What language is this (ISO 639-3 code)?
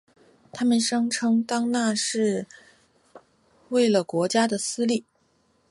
zho